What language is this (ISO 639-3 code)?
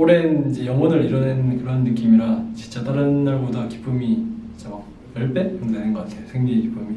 kor